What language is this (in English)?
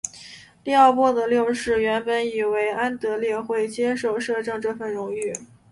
Chinese